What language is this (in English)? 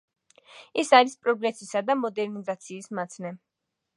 Georgian